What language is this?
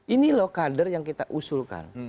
Indonesian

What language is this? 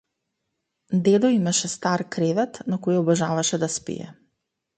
Macedonian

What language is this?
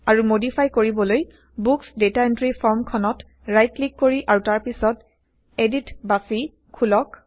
Assamese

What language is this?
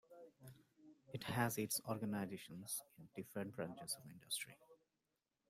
English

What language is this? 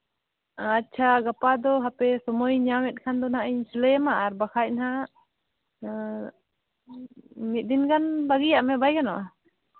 Santali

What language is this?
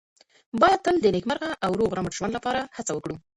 Pashto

